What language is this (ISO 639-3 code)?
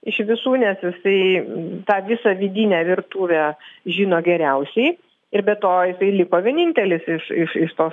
lit